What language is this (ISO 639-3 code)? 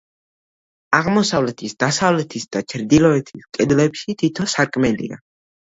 kat